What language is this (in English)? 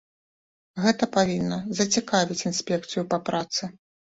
Belarusian